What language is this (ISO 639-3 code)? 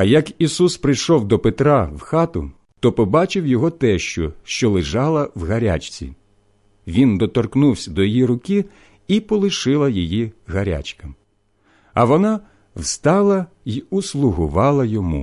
ukr